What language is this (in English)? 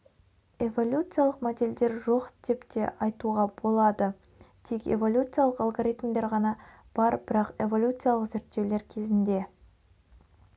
Kazakh